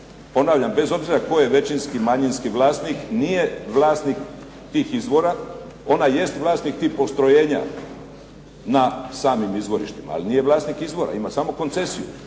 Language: Croatian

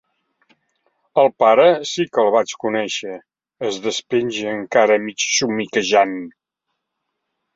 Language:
Catalan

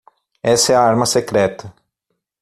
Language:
Portuguese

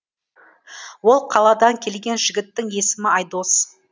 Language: Kazakh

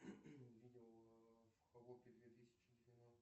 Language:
Russian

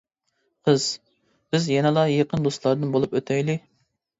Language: Uyghur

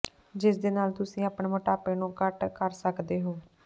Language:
Punjabi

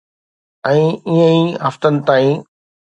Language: Sindhi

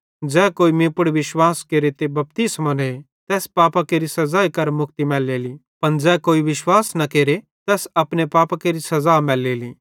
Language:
Bhadrawahi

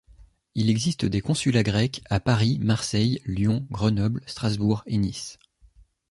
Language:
French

